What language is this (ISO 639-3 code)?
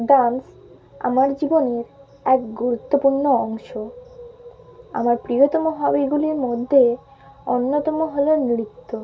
ben